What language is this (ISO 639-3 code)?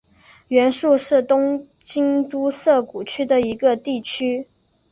zho